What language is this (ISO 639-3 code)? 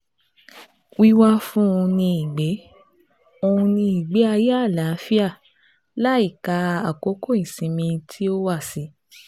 yor